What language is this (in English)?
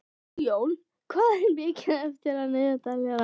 Icelandic